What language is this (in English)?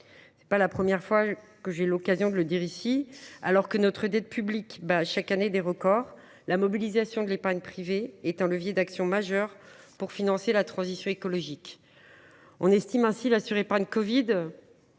French